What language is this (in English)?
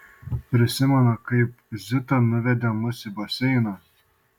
Lithuanian